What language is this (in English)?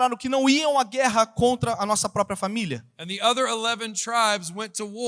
Portuguese